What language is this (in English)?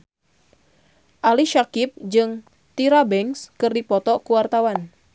Sundanese